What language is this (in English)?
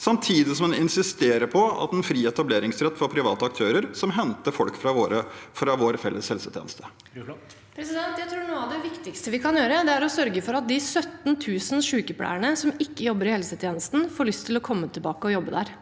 Norwegian